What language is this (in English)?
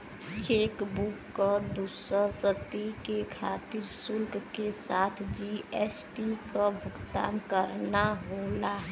Bhojpuri